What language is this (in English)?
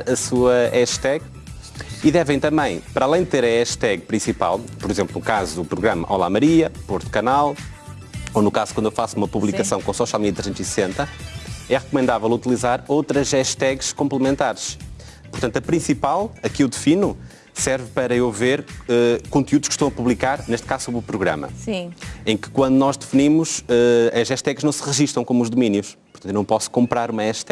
Portuguese